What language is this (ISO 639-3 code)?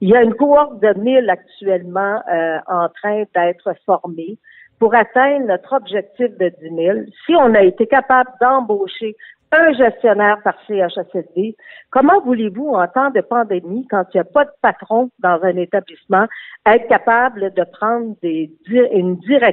fra